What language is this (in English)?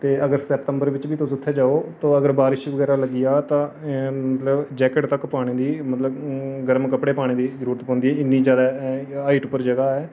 Dogri